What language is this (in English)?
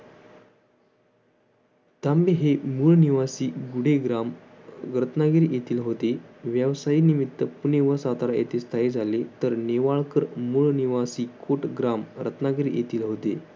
Marathi